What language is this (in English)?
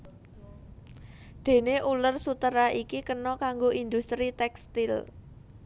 Javanese